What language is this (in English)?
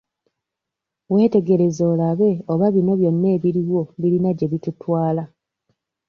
Ganda